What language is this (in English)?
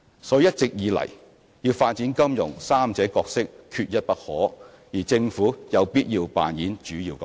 Cantonese